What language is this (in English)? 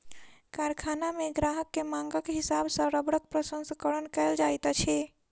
Maithili